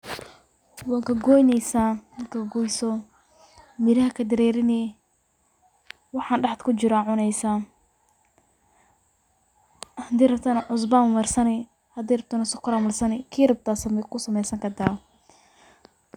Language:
Somali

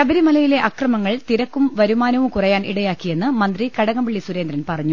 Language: Malayalam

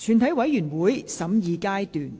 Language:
Cantonese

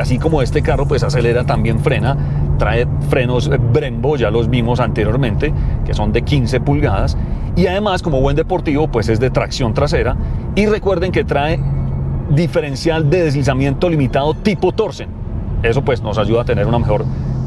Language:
Spanish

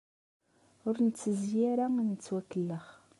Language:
Kabyle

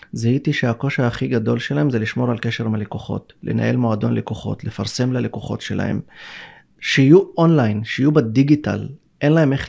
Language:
Hebrew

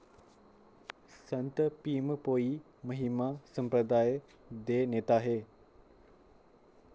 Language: Dogri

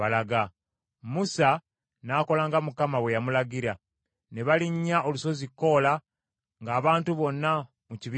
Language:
Ganda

